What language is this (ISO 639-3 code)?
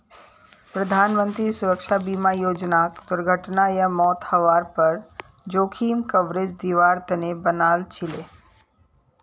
mag